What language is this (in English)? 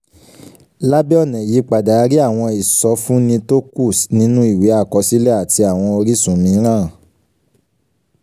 Yoruba